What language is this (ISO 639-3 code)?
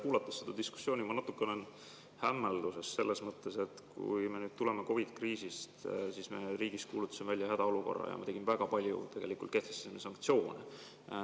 est